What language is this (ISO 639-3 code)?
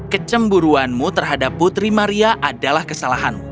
ind